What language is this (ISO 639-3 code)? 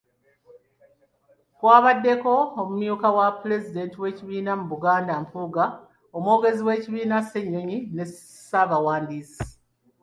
lug